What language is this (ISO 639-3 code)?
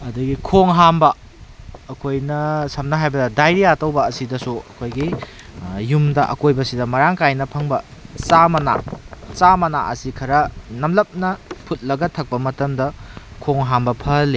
mni